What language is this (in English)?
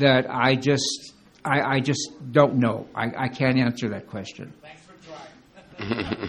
English